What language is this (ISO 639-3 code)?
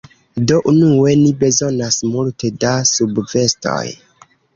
epo